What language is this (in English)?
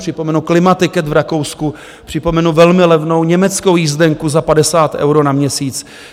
Czech